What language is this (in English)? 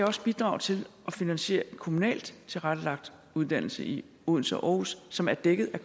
Danish